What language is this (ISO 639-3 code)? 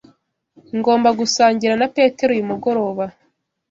kin